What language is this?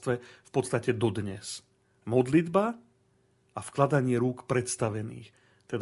Slovak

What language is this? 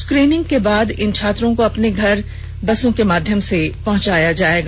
Hindi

